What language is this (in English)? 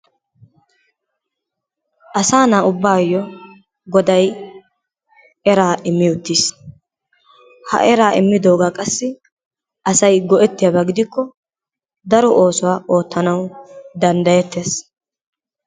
Wolaytta